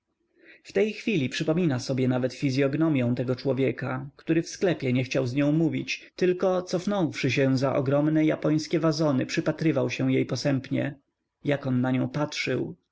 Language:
Polish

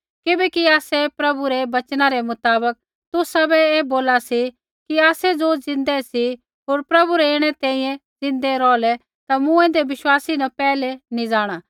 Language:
Kullu Pahari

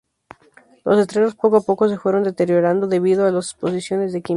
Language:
Spanish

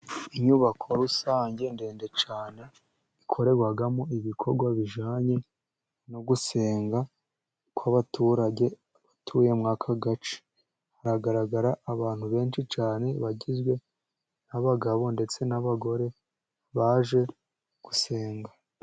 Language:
Kinyarwanda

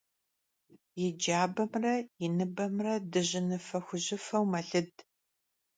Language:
Kabardian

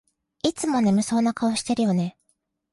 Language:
Japanese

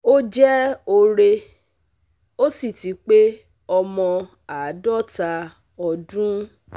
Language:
Yoruba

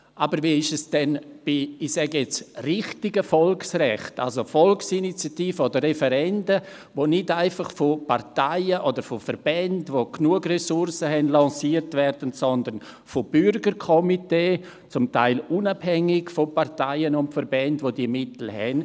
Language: Swiss German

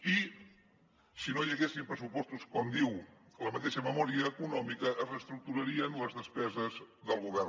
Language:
Catalan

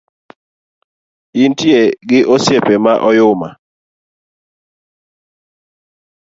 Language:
Luo (Kenya and Tanzania)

